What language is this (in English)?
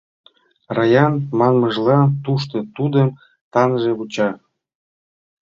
Mari